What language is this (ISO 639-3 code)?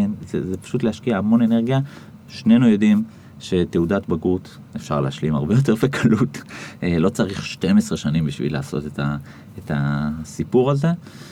heb